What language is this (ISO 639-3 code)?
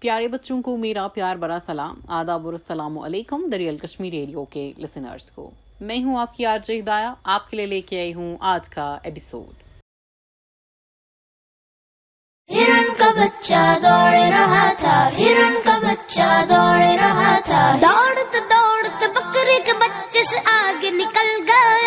urd